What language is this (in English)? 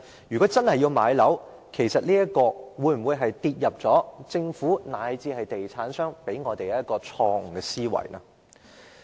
Cantonese